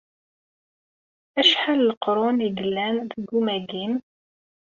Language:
Kabyle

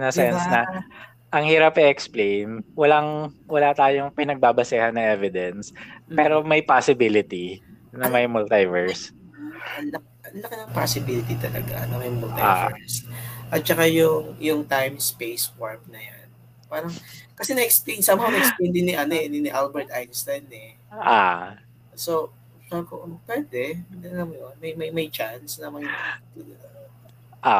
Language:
Filipino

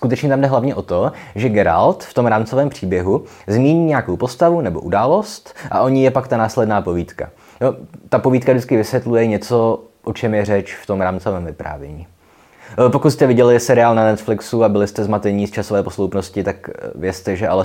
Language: Czech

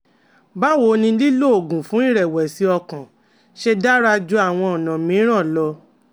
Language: Yoruba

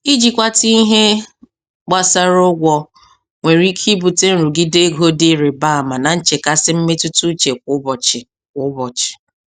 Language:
Igbo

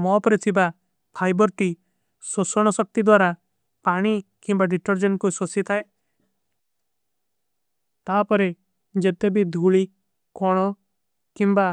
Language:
Kui (India)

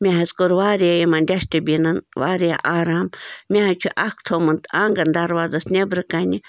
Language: Kashmiri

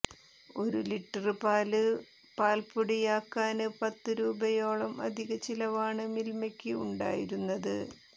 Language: Malayalam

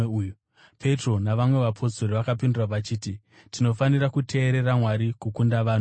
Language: Shona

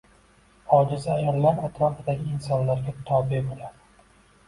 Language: Uzbek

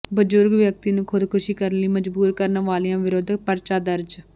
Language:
Punjabi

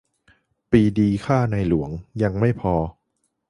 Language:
Thai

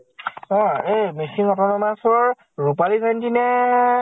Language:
Assamese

